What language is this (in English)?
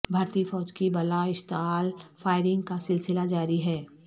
Urdu